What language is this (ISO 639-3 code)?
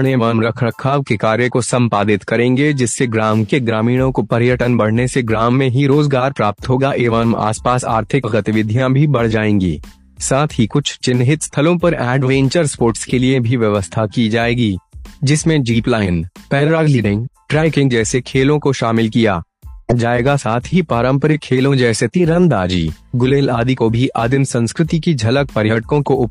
hin